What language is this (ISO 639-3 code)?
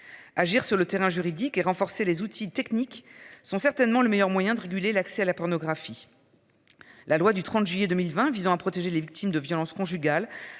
fra